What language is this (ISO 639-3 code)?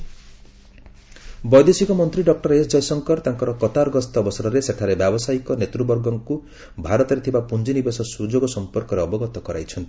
ori